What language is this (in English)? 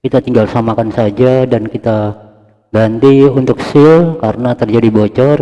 Indonesian